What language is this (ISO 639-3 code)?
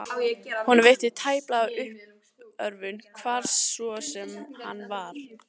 isl